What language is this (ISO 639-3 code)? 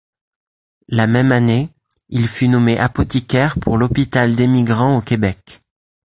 fra